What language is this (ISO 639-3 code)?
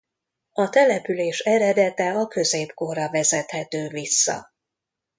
hun